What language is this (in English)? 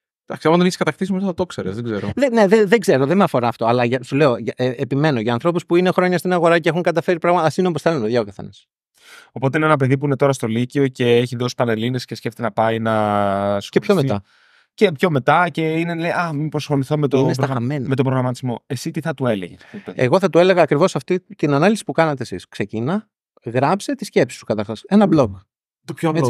Greek